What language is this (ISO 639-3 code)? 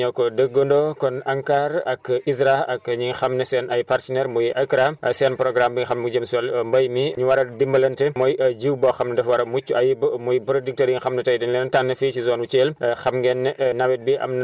wol